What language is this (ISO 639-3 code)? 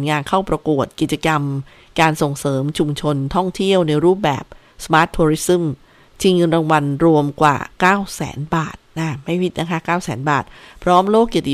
tha